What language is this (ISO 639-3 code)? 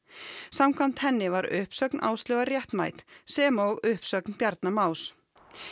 isl